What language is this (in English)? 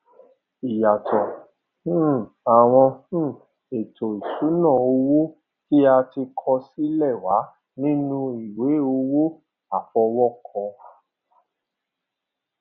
Yoruba